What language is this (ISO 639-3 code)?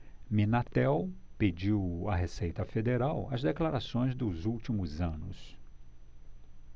por